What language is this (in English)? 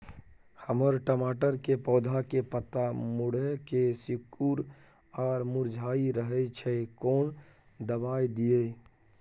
Maithili